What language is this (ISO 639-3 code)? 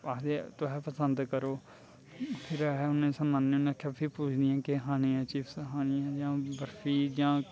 doi